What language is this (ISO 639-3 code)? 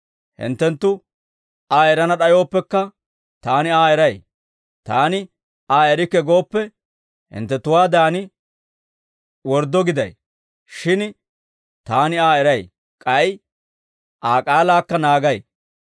dwr